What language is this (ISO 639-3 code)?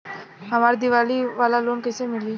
bho